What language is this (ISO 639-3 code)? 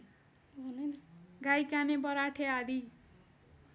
nep